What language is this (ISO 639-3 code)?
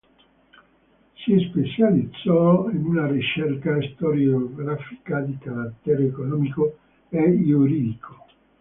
ita